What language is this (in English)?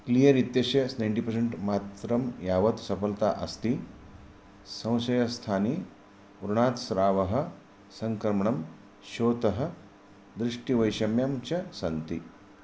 Sanskrit